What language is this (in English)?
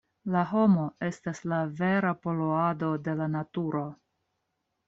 Esperanto